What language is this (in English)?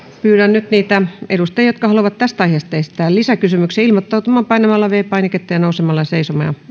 Finnish